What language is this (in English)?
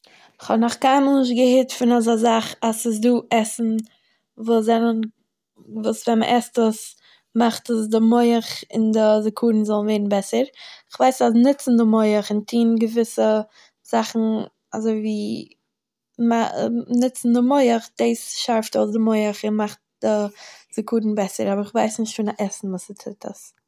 Yiddish